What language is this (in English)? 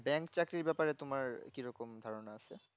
Bangla